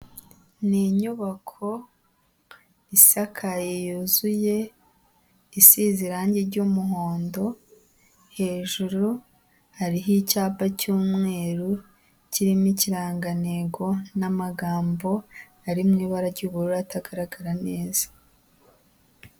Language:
Kinyarwanda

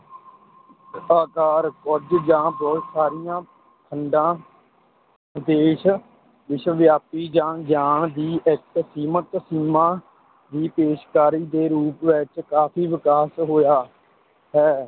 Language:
Punjabi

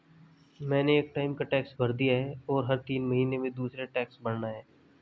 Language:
Hindi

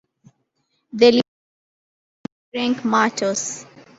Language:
English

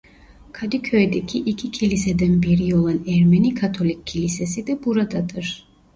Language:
Turkish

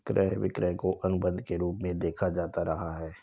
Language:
Hindi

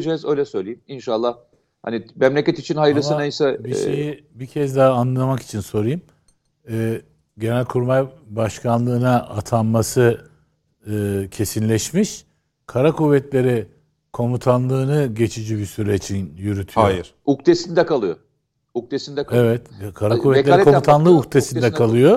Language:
Turkish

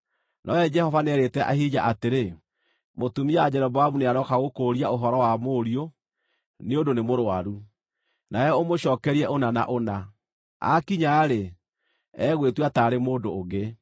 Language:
Kikuyu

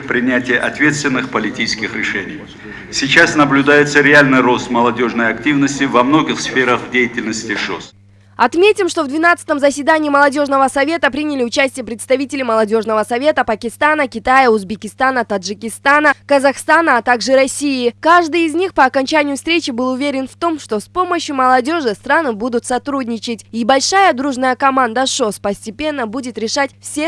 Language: Russian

